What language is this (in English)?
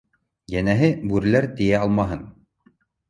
Bashkir